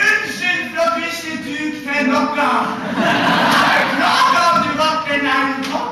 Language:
Norwegian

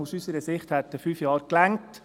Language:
Swiss German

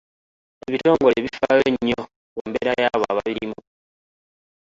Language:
Ganda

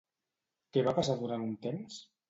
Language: Catalan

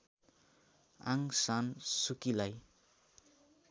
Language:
Nepali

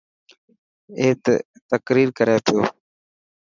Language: Dhatki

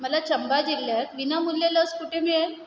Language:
Marathi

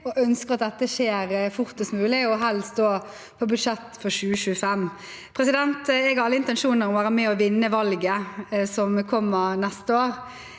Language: Norwegian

